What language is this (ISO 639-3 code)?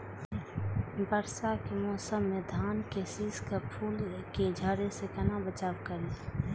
mai